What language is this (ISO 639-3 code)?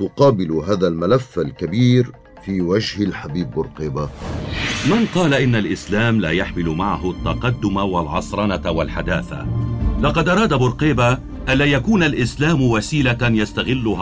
ara